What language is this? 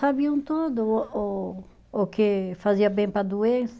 Portuguese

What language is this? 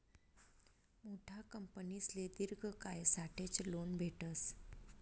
Marathi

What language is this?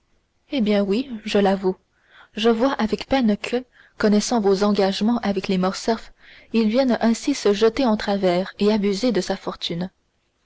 French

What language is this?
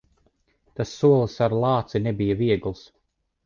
Latvian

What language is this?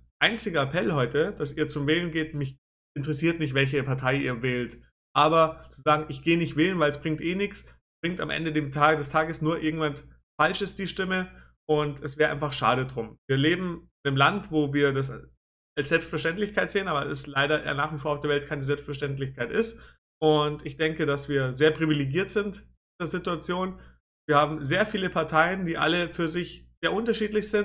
German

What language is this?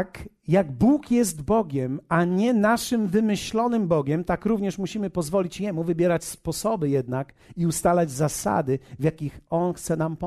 Polish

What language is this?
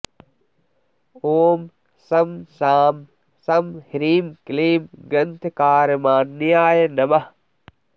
Sanskrit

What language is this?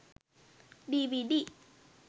Sinhala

